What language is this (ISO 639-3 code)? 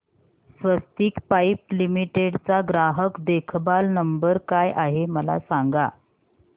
mar